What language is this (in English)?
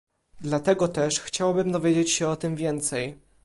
Polish